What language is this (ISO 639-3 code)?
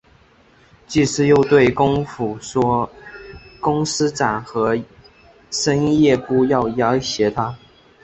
zho